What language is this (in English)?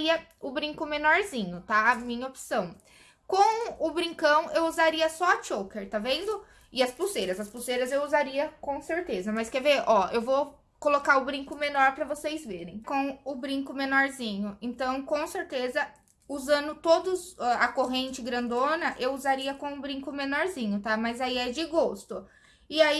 Portuguese